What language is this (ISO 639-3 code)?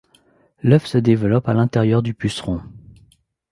fra